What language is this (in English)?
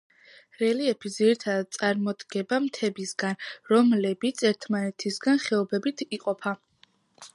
Georgian